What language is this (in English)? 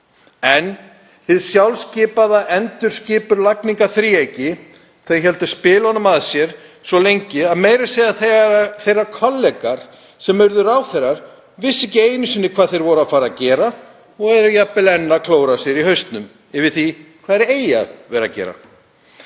Icelandic